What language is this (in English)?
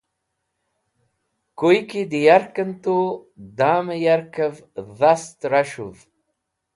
Wakhi